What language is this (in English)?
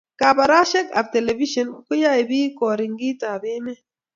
Kalenjin